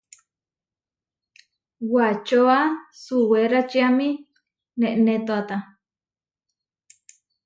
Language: Huarijio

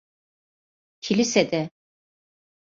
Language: Turkish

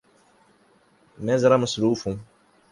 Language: Urdu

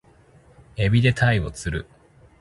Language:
Japanese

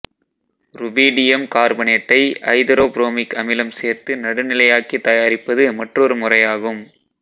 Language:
Tamil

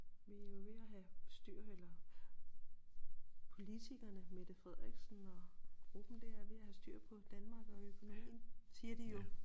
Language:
Danish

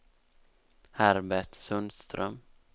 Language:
Swedish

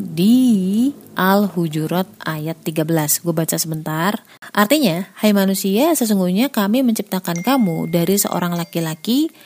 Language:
Indonesian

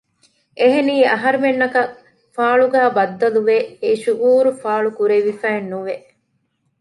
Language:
Divehi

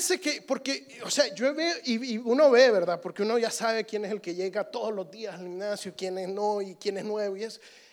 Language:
Spanish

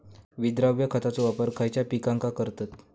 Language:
Marathi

